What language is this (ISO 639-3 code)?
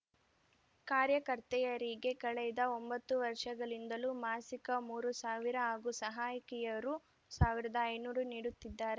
kan